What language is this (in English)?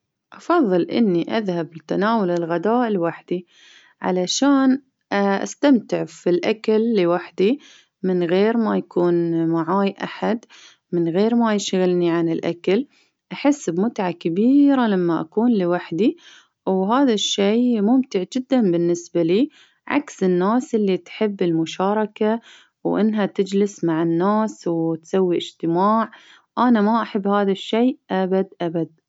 Baharna Arabic